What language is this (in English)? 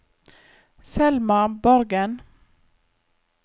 Norwegian